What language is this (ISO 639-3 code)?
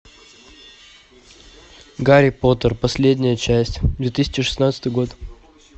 rus